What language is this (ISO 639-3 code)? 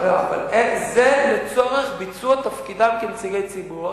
heb